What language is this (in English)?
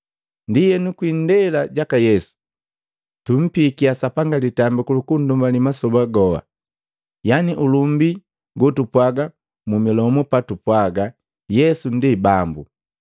Matengo